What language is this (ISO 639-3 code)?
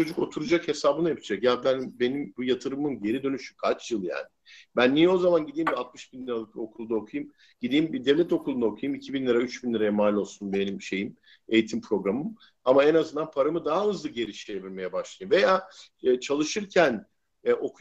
tur